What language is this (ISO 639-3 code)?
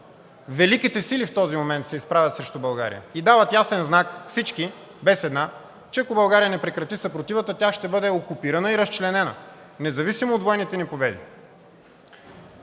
bul